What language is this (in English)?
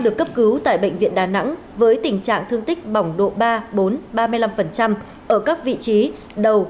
Vietnamese